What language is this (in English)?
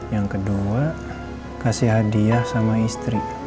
Indonesian